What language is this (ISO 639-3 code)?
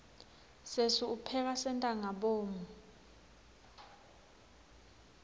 ssw